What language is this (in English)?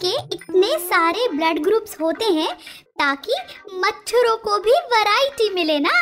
Hindi